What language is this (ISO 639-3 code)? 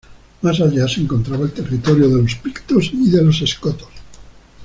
spa